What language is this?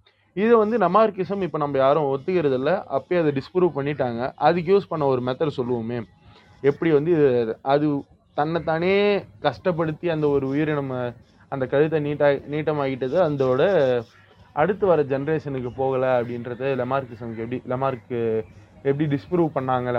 Tamil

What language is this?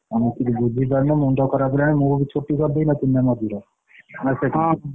Odia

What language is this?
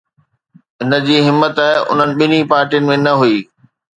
Sindhi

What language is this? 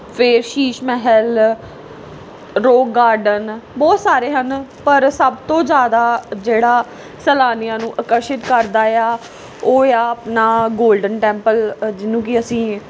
Punjabi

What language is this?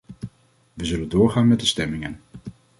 Dutch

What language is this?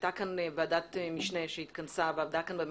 Hebrew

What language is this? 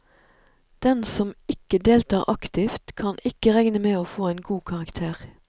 Norwegian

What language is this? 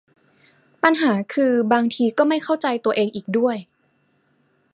Thai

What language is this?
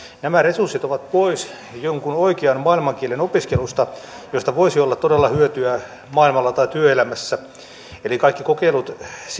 Finnish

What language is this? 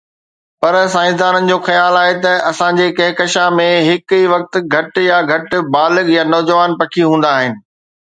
Sindhi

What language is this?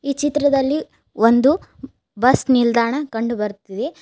Kannada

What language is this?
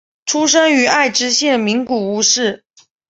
Chinese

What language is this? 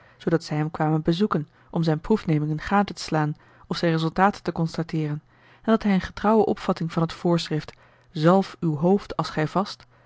Dutch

